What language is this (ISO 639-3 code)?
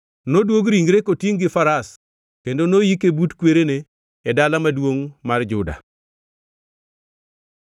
luo